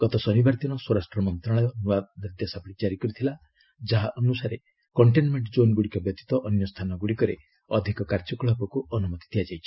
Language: Odia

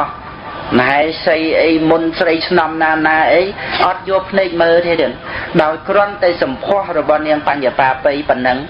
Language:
Khmer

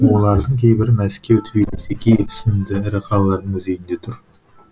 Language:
Kazakh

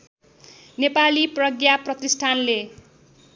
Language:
Nepali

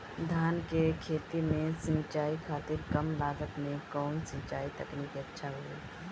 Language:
Bhojpuri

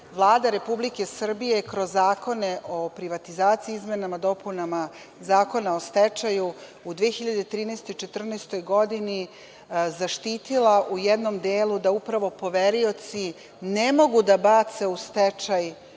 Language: Serbian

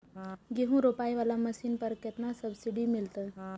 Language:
Maithili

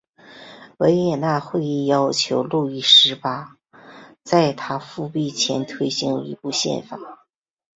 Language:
Chinese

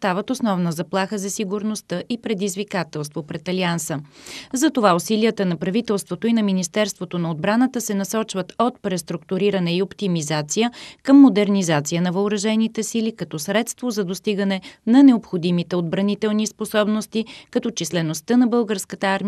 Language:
Bulgarian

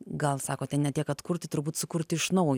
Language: Lithuanian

